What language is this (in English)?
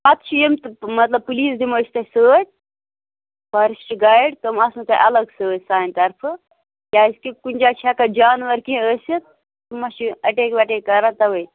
Kashmiri